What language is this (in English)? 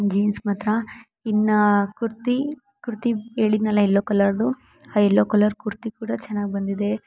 Kannada